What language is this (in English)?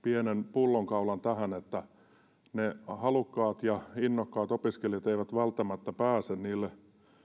Finnish